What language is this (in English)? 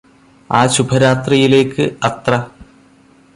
Malayalam